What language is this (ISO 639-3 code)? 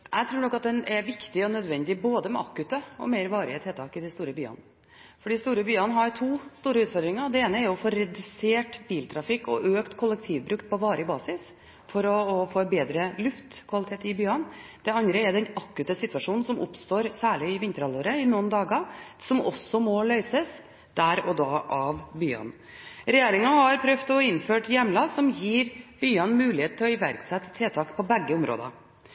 nob